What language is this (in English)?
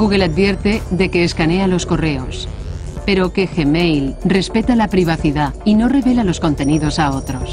Spanish